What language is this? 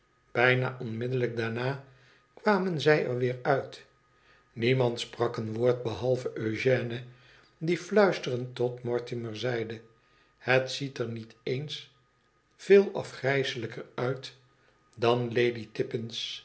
Dutch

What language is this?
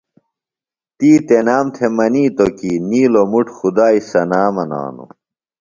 Phalura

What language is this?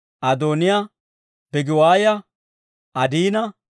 Dawro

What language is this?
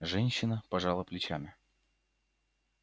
Russian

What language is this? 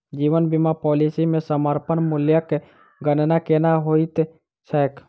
Maithili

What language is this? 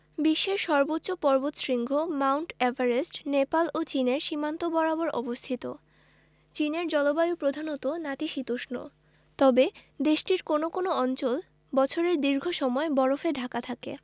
Bangla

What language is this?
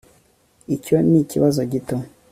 Kinyarwanda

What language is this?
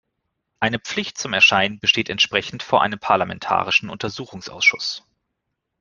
German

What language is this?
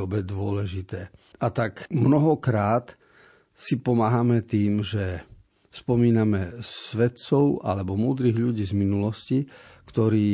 Slovak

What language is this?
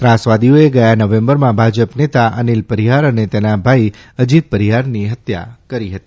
Gujarati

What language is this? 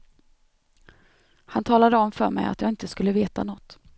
Swedish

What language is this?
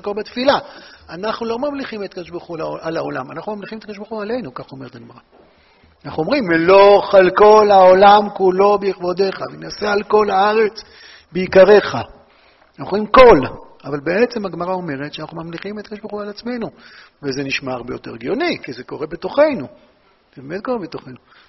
Hebrew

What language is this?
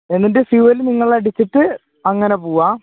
Malayalam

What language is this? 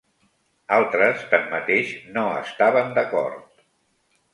Catalan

